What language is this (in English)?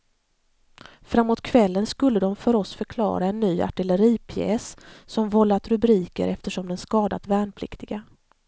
Swedish